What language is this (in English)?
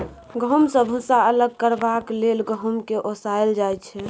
Maithili